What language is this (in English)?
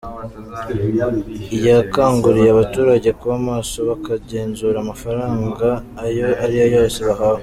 Kinyarwanda